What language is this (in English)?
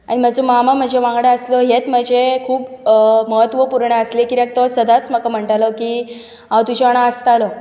Konkani